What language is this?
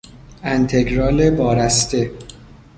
Persian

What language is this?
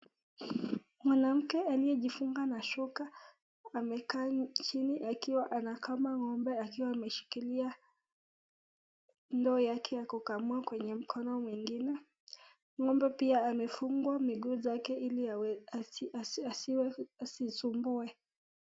Swahili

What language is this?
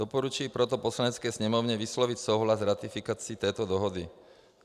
Czech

